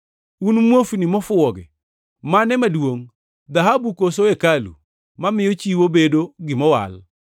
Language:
Luo (Kenya and Tanzania)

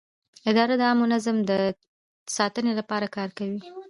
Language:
Pashto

